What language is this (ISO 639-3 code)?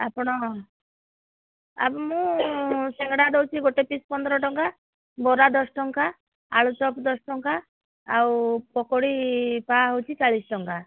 ori